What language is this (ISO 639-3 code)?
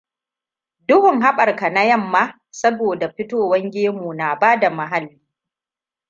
hau